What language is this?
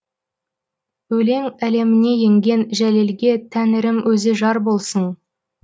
Kazakh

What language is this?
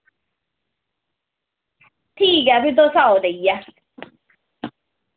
Dogri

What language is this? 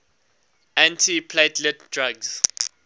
English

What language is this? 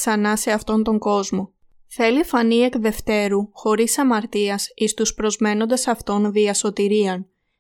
Greek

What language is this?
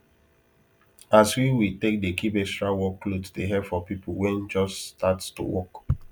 Nigerian Pidgin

